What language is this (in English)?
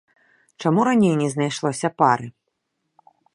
Belarusian